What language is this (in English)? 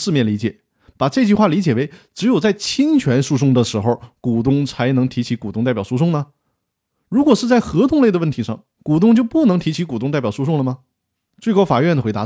Chinese